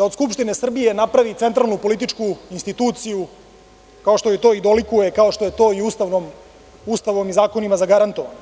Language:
Serbian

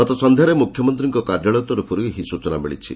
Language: Odia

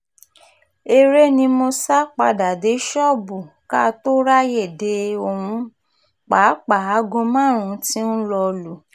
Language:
Yoruba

